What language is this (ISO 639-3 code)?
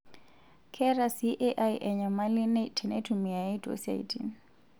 mas